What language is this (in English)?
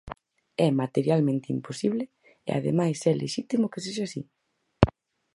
Galician